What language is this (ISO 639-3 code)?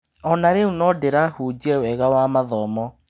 kik